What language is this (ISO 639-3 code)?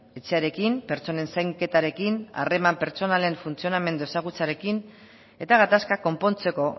eus